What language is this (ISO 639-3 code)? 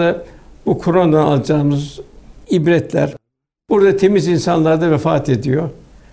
tur